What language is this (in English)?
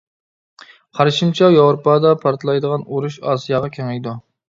Uyghur